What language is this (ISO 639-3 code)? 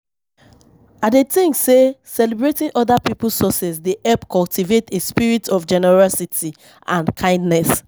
pcm